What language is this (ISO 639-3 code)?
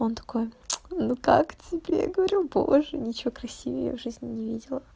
rus